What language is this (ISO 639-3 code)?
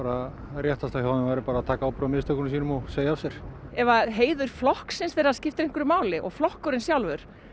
isl